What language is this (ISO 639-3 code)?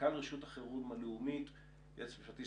heb